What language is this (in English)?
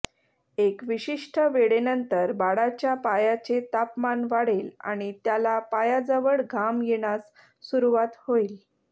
Marathi